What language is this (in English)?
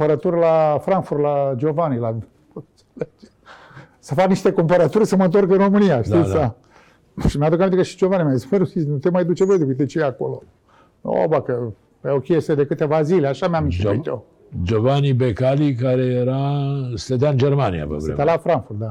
Romanian